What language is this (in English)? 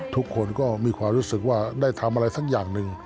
Thai